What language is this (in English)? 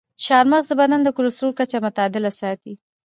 Pashto